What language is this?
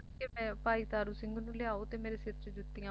Punjabi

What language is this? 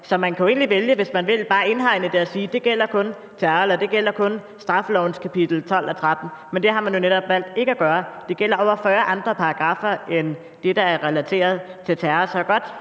Danish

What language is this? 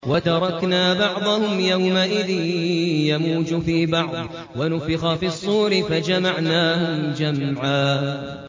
Arabic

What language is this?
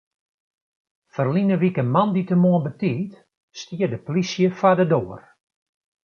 Western Frisian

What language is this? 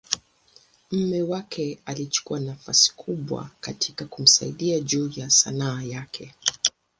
Swahili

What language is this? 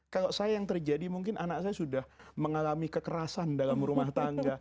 Indonesian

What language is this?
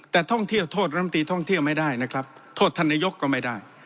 Thai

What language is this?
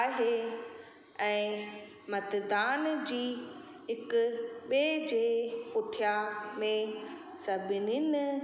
Sindhi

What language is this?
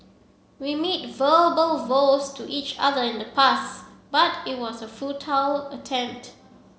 English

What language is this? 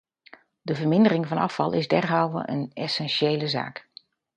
Dutch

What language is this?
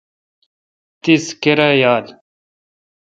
Kalkoti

